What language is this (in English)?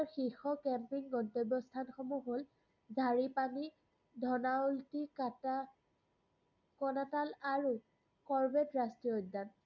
Assamese